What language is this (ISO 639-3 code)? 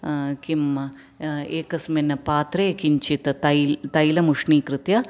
san